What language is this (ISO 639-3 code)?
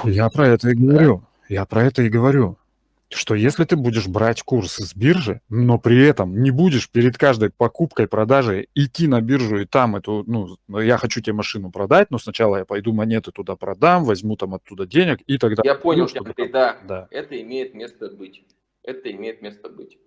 rus